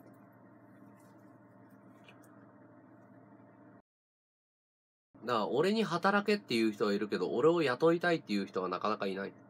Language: Japanese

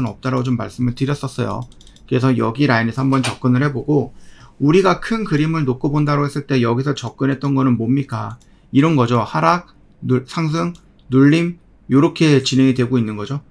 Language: Korean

